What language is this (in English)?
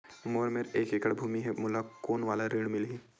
Chhattisgarhi